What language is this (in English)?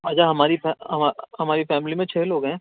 Urdu